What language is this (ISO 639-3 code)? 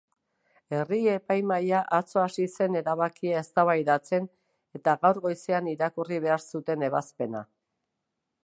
eus